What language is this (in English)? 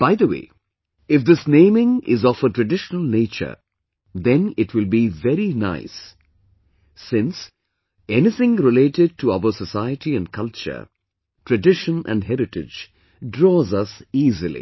English